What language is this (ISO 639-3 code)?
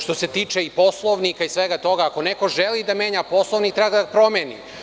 srp